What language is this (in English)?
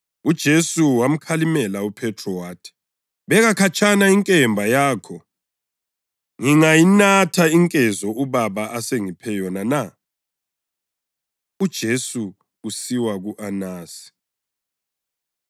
North Ndebele